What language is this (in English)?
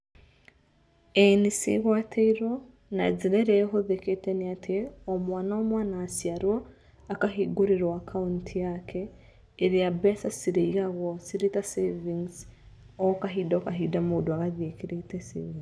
Kikuyu